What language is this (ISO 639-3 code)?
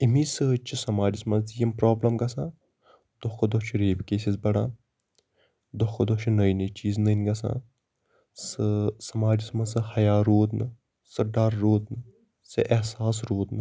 kas